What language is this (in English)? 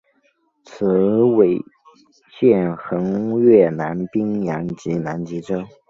Chinese